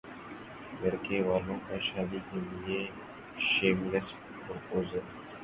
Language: Urdu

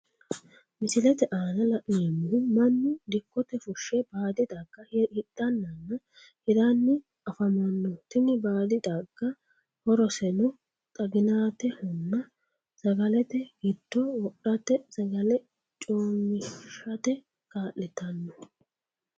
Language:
Sidamo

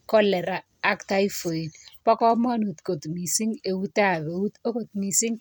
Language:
Kalenjin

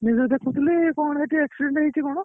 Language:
Odia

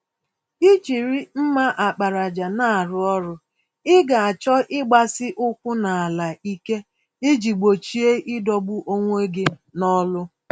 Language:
Igbo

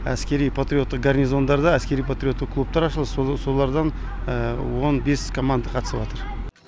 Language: Kazakh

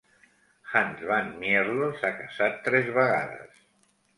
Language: Catalan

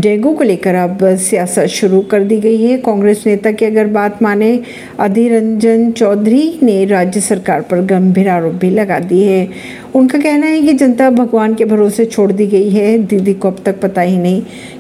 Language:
Hindi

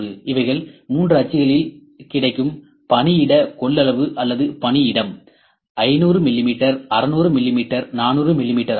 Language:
Tamil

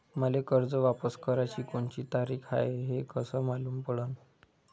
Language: Marathi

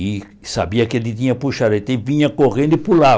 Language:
Portuguese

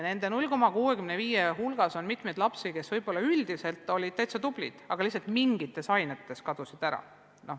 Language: Estonian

